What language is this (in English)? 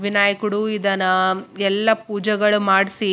Kannada